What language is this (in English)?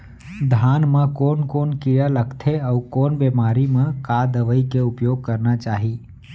Chhattisgarhi